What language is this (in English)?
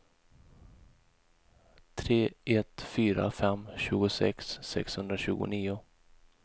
Swedish